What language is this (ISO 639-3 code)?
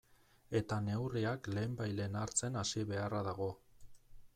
eus